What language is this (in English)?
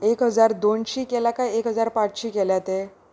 Konkani